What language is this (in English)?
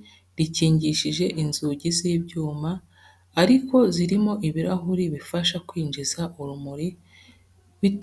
Kinyarwanda